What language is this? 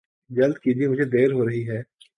Urdu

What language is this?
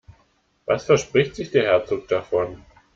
German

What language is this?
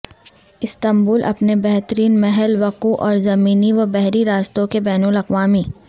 Urdu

